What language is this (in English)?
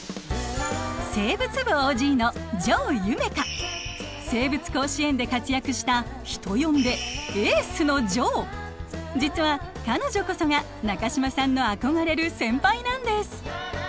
Japanese